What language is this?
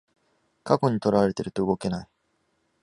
Japanese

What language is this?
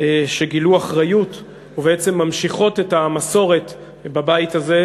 Hebrew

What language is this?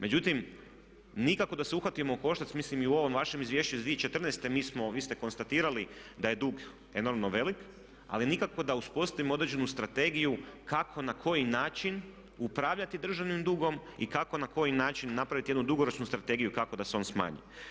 Croatian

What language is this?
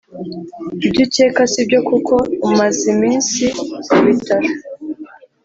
Kinyarwanda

